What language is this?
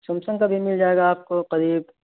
Urdu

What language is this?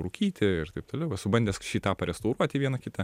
Lithuanian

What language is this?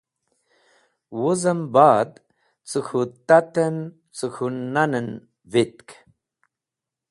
Wakhi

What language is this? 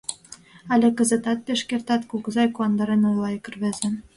Mari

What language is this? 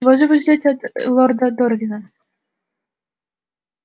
Russian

